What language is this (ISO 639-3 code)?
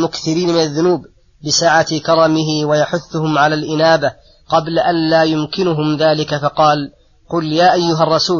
ara